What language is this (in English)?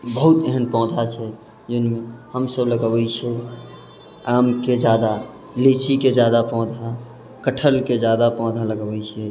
Maithili